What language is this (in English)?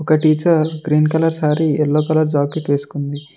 Telugu